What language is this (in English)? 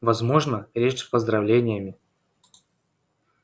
Russian